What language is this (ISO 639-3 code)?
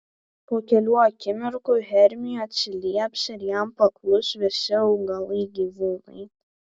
lit